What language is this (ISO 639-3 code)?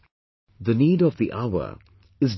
eng